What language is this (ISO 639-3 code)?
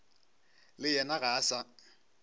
nso